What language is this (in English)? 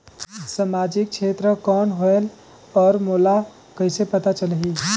Chhattisgarhi